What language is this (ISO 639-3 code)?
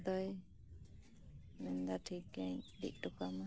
sat